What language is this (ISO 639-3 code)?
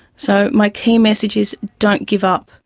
eng